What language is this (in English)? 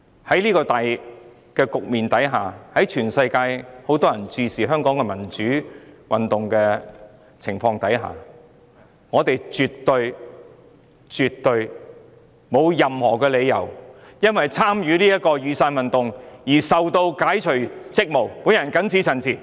Cantonese